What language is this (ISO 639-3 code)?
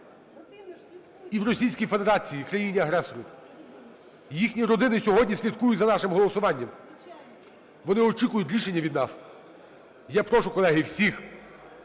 ukr